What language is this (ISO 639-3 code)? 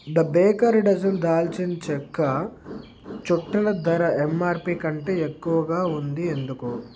tel